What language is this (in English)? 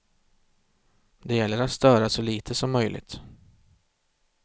Swedish